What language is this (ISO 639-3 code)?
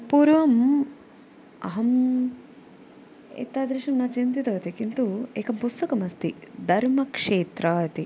san